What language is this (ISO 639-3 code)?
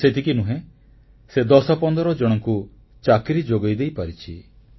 ori